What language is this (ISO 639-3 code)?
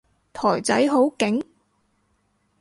yue